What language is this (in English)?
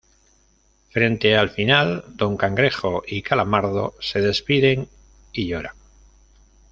Spanish